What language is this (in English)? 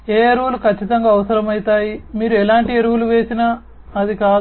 Telugu